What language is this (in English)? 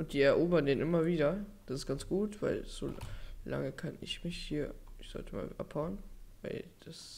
German